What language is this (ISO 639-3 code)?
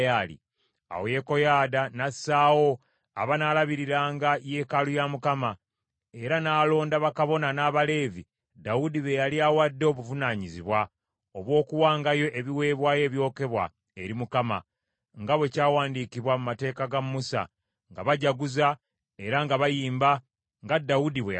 lug